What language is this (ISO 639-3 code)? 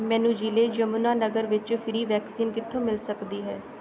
pan